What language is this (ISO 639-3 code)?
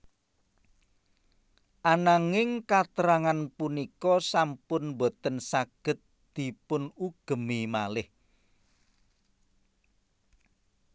jav